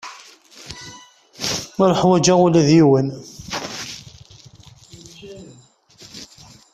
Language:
Kabyle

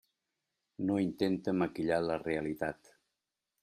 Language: Catalan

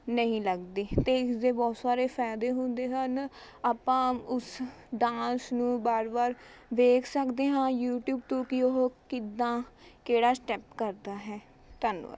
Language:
Punjabi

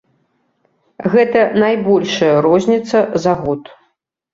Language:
Belarusian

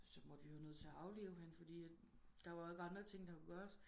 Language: Danish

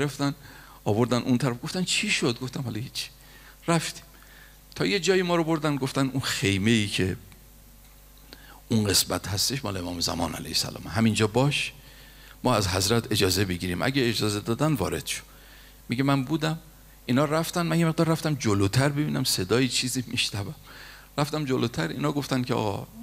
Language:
Persian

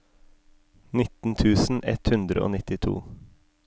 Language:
Norwegian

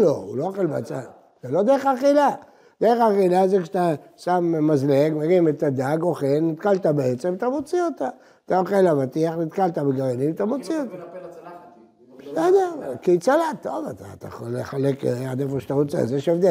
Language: Hebrew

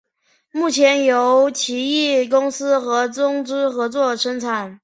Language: Chinese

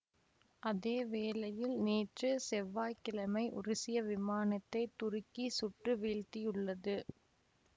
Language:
Tamil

